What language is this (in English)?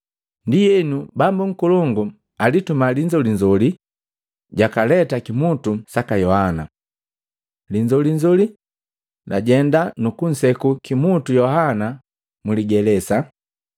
Matengo